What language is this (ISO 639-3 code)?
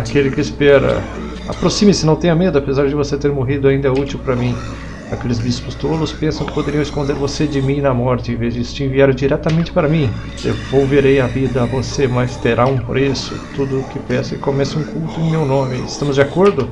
por